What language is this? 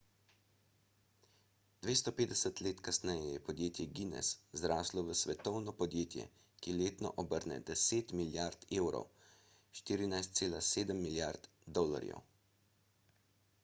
Slovenian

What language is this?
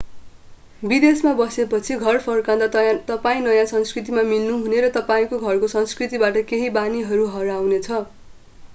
Nepali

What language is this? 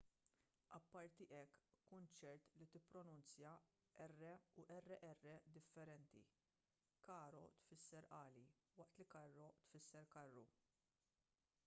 Maltese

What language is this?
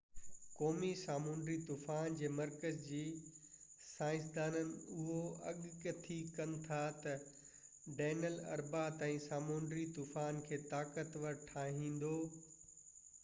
Sindhi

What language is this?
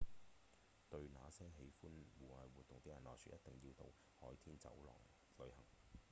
Cantonese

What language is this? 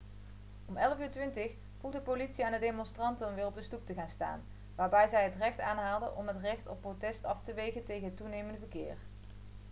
Dutch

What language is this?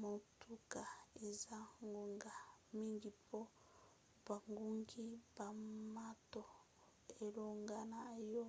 Lingala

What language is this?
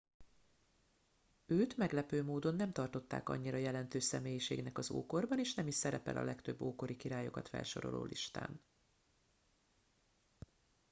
Hungarian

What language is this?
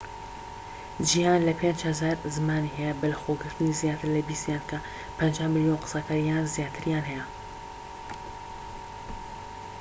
Central Kurdish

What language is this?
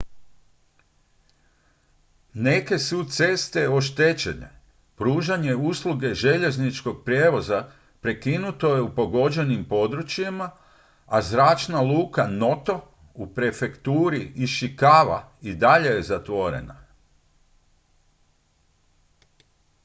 Croatian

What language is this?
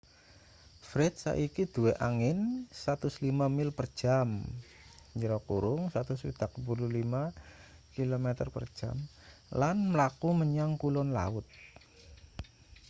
Javanese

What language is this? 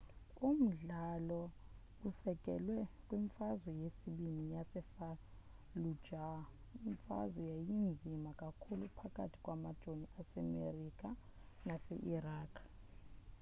Xhosa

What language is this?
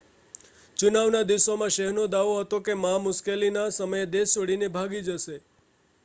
Gujarati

